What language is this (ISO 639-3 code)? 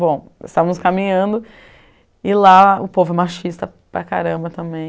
por